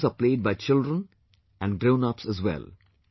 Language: English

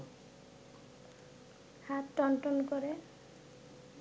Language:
Bangla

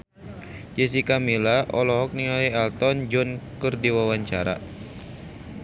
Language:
Sundanese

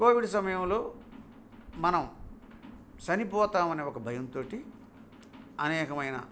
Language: Telugu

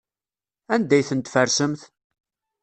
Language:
Kabyle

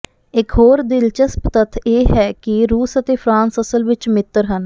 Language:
Punjabi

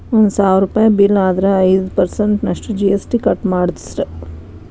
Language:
Kannada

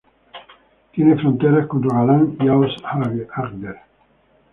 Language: Spanish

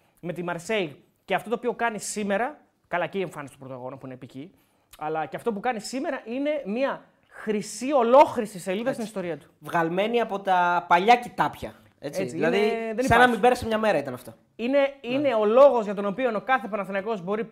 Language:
Greek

